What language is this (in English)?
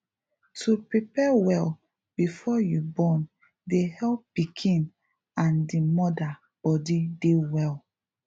Nigerian Pidgin